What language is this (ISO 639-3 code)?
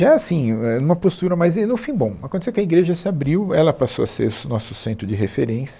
por